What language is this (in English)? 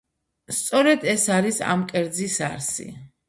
Georgian